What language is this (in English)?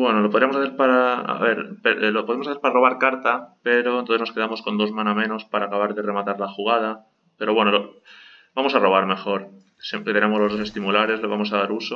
Spanish